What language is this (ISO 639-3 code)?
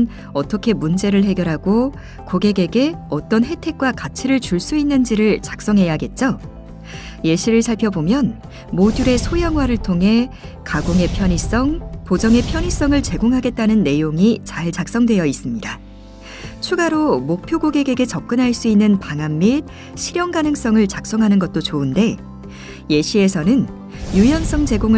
kor